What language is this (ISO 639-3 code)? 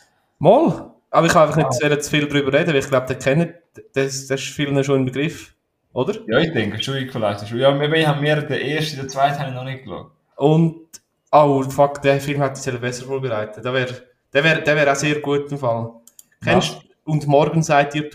deu